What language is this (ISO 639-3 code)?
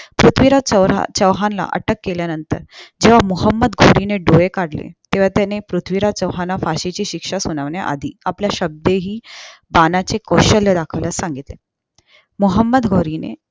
mar